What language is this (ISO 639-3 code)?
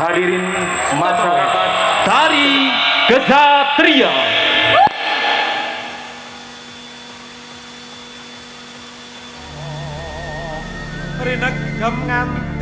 ind